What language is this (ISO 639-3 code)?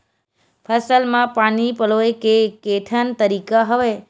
hne